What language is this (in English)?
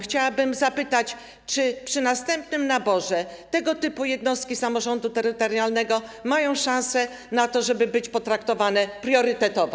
Polish